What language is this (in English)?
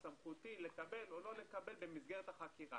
Hebrew